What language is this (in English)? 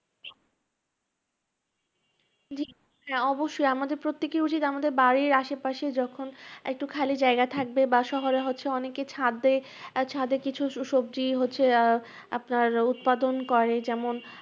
Bangla